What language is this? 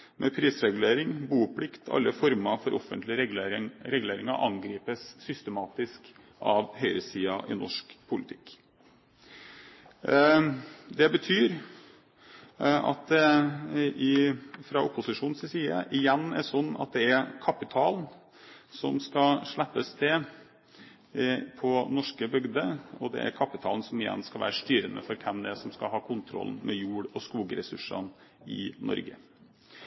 Norwegian Bokmål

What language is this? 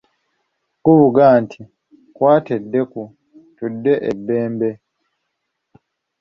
Ganda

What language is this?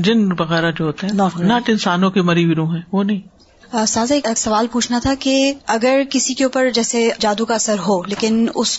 Urdu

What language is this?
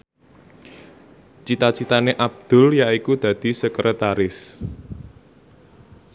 Javanese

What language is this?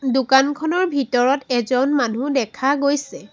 Assamese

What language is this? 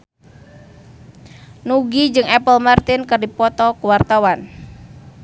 Sundanese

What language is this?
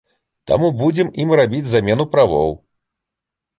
Belarusian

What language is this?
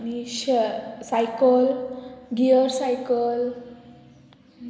Konkani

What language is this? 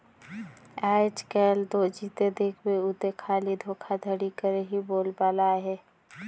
Chhattisgarhi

